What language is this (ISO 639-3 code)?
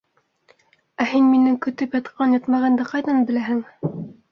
bak